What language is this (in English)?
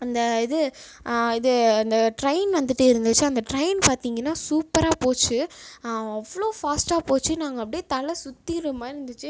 Tamil